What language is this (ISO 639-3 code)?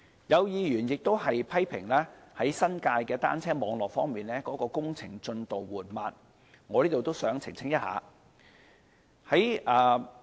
yue